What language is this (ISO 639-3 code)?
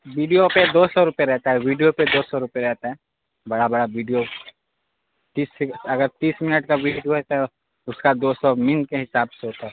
urd